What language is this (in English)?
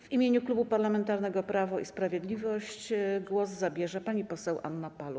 Polish